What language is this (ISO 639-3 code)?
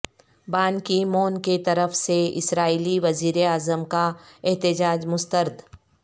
urd